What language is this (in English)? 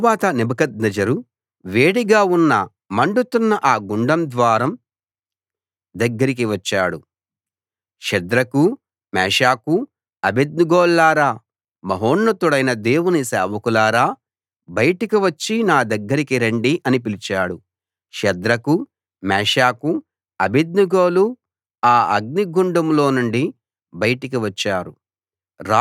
Telugu